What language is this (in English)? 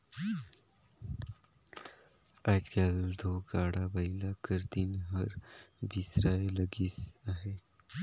Chhattisgarhi